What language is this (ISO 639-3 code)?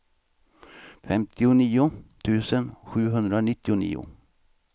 swe